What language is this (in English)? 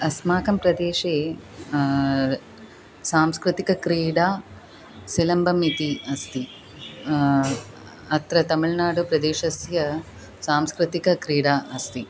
Sanskrit